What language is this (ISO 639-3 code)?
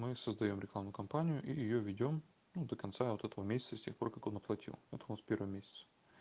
rus